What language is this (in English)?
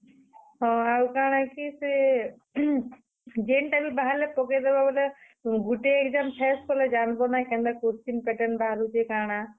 Odia